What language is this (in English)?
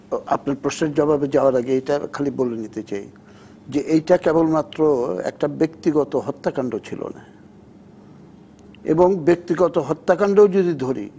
Bangla